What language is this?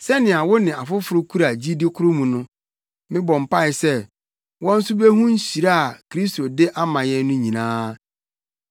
Akan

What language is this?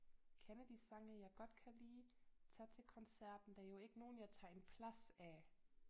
Danish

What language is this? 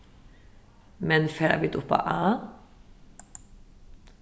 Faroese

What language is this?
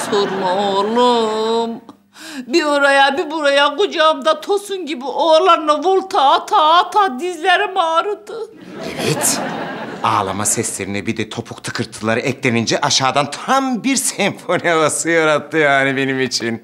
Turkish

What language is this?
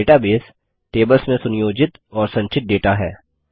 Hindi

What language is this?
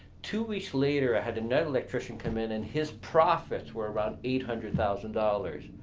English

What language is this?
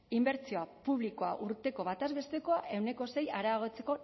Basque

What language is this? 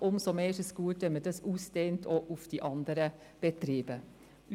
Swiss German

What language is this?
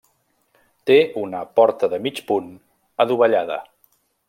Catalan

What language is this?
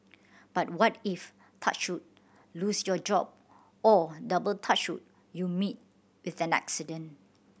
English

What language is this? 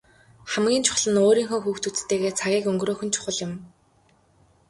Mongolian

